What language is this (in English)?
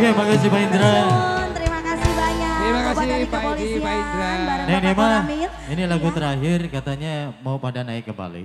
Indonesian